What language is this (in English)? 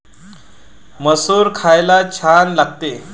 Marathi